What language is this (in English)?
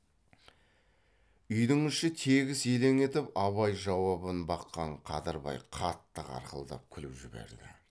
Kazakh